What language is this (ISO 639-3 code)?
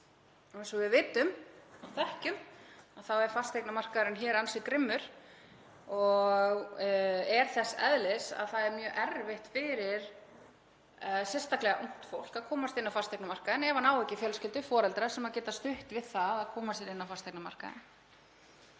isl